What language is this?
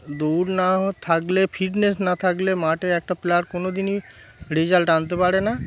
Bangla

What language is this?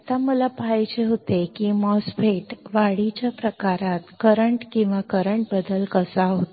Marathi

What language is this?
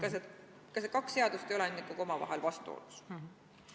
Estonian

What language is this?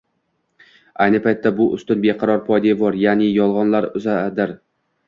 Uzbek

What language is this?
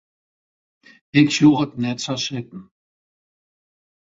Western Frisian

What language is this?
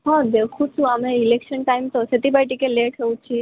Odia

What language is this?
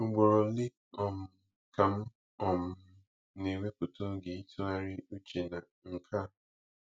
Igbo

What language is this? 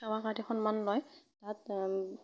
Assamese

